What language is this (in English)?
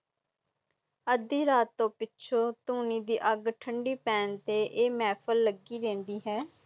Punjabi